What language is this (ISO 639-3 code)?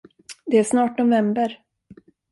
swe